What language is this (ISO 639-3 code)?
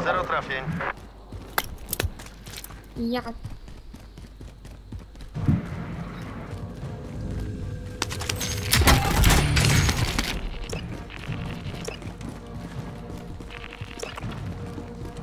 pol